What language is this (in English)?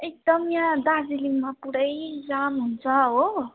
Nepali